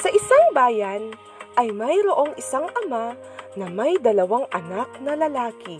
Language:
Filipino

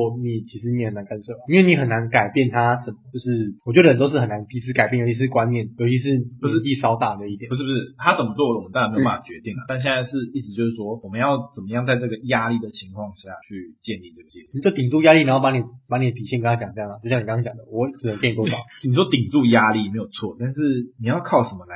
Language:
Chinese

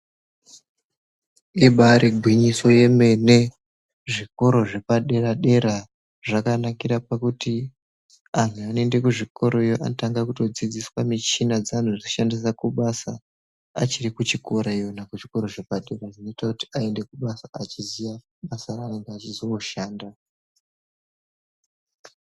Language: Ndau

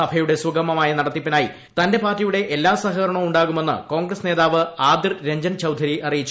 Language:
Malayalam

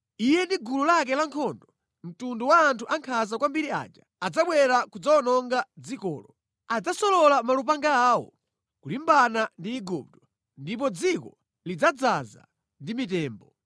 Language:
Nyanja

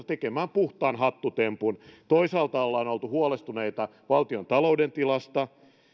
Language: Finnish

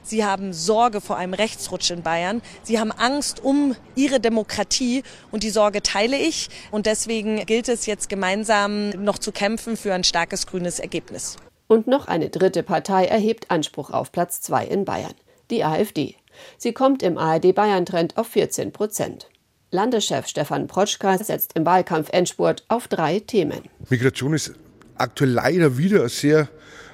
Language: German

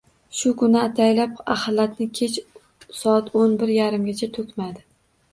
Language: Uzbek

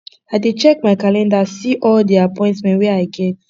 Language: Nigerian Pidgin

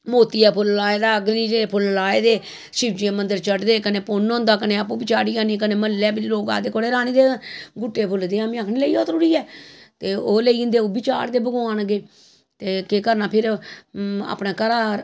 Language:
Dogri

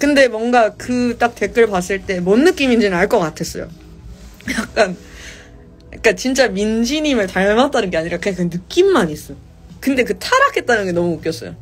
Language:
Korean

